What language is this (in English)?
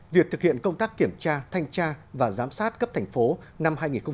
Vietnamese